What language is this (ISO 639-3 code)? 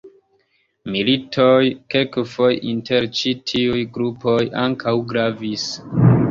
epo